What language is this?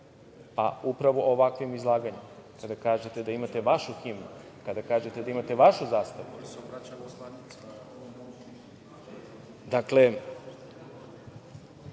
Serbian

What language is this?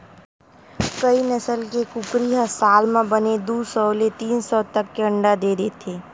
Chhattisgarhi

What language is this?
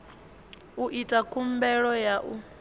Venda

